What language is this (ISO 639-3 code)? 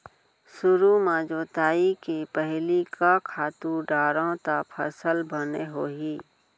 hne